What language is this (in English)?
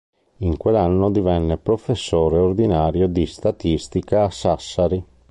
Italian